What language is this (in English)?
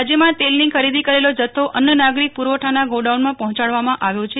Gujarati